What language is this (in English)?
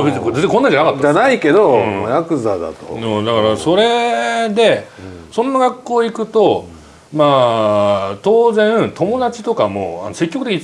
Japanese